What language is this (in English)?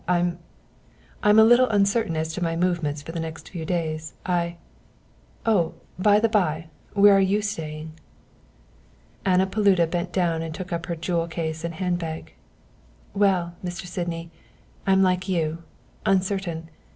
English